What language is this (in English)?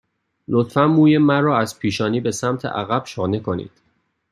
Persian